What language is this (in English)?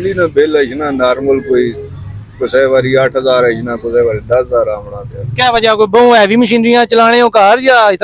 Hindi